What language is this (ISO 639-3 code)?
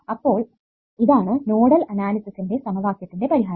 mal